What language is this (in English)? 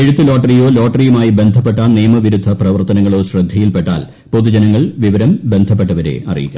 Malayalam